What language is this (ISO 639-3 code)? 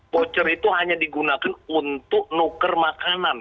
ind